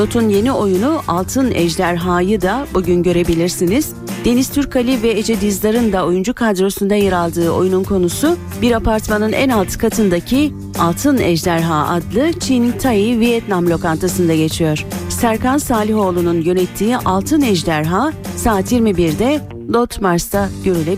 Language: Turkish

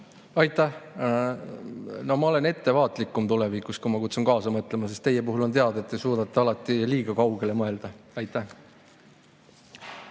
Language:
Estonian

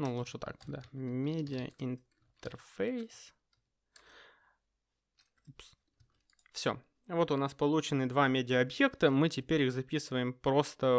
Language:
Russian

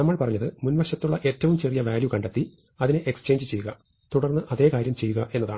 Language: Malayalam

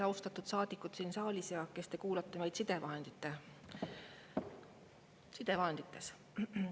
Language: Estonian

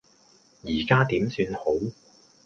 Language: Cantonese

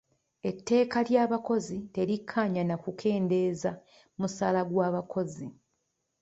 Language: Ganda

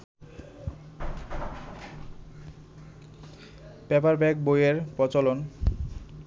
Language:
Bangla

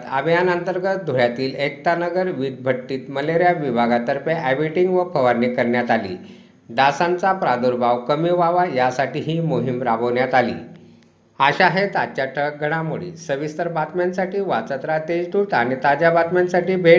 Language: Marathi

